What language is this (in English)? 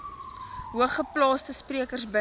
Afrikaans